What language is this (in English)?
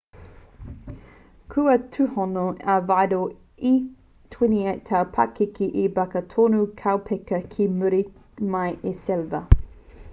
Māori